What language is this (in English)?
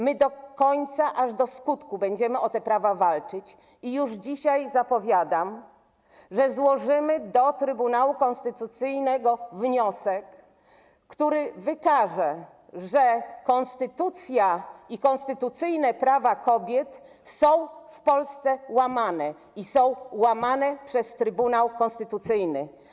Polish